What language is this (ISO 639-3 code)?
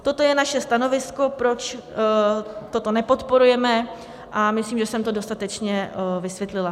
ces